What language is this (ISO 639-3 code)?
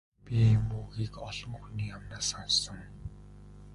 mon